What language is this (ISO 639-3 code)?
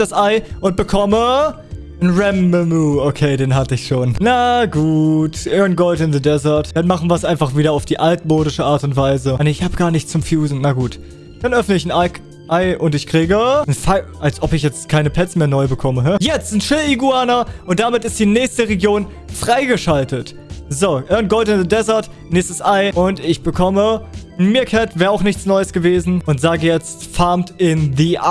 deu